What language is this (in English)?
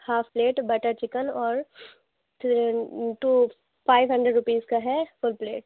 Urdu